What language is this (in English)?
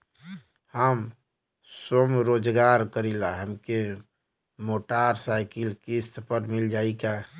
Bhojpuri